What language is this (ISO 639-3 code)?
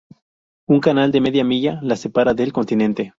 spa